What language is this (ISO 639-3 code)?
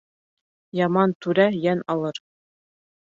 bak